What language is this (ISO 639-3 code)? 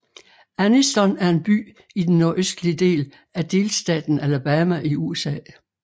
dan